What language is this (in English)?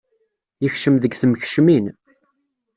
Kabyle